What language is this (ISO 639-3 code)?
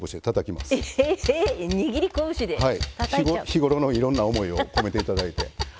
jpn